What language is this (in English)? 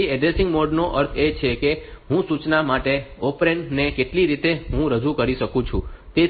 Gujarati